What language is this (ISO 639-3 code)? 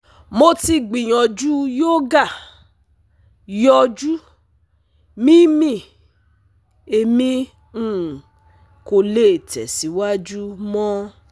yor